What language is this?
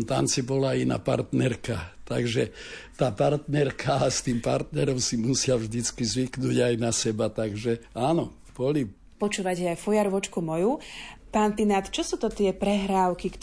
Slovak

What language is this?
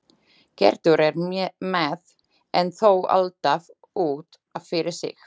Icelandic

